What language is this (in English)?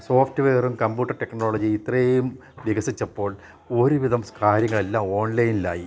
Malayalam